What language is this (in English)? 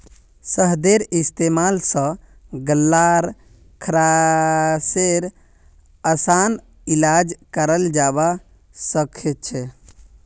Magahi